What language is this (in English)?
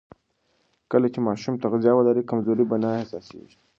Pashto